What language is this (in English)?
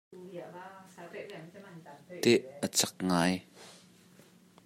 Hakha Chin